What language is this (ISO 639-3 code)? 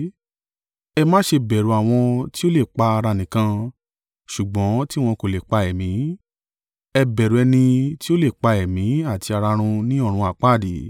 yor